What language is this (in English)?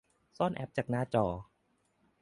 Thai